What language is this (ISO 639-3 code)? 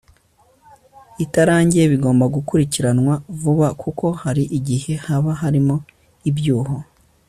kin